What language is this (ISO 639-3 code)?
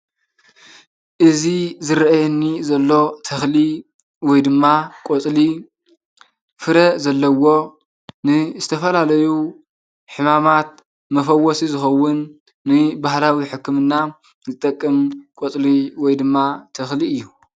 tir